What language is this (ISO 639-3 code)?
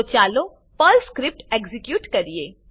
guj